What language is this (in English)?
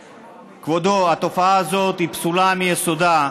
Hebrew